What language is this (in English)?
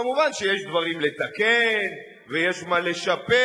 Hebrew